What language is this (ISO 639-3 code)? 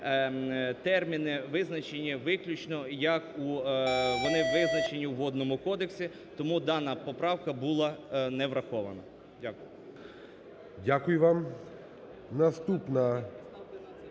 ukr